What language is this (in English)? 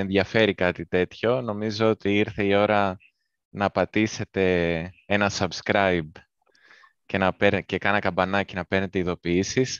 Greek